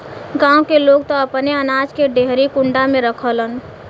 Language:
Bhojpuri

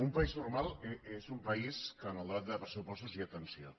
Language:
Catalan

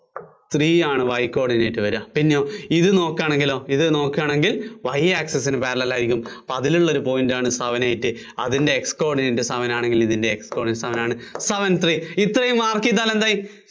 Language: Malayalam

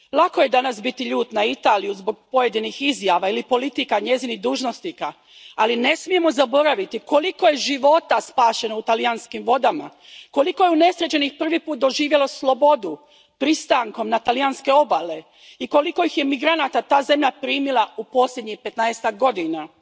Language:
Croatian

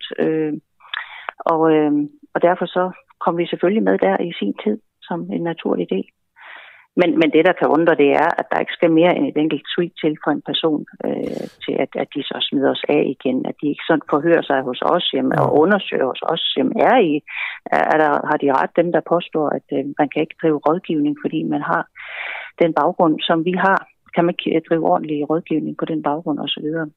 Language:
Danish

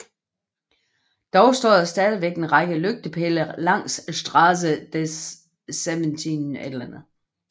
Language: Danish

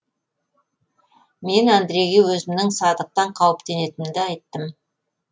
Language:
Kazakh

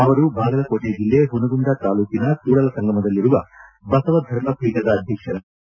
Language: Kannada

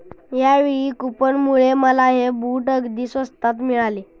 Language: Marathi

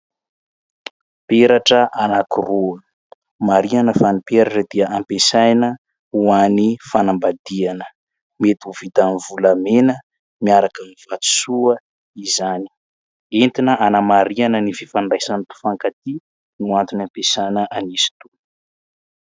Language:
Malagasy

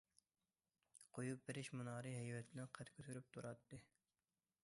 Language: Uyghur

